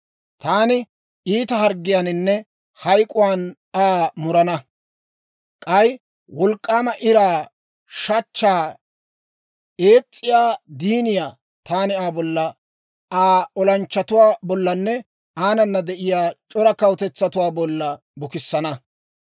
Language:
Dawro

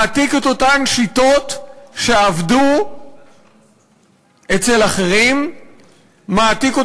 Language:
Hebrew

